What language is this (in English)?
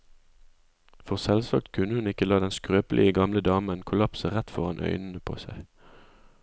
Norwegian